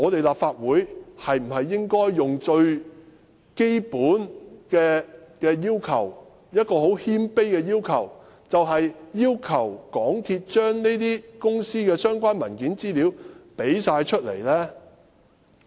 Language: Cantonese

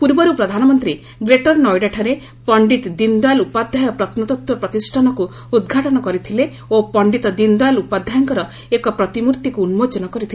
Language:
Odia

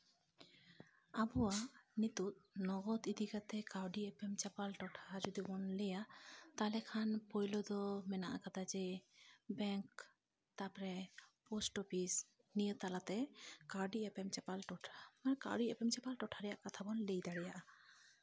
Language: Santali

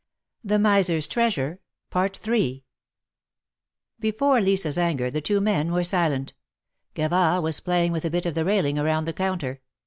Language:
English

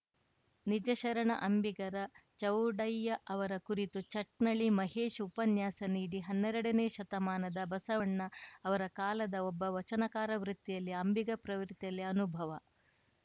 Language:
Kannada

